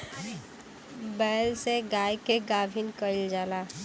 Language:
Bhojpuri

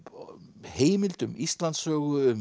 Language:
Icelandic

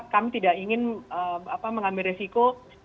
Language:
Indonesian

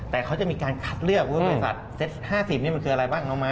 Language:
Thai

